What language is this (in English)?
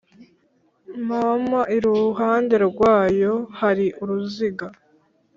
Kinyarwanda